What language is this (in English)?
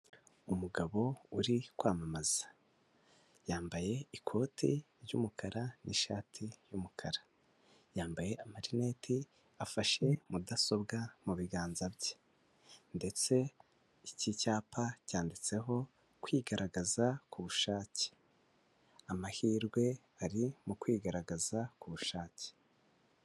Kinyarwanda